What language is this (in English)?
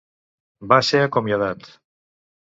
Catalan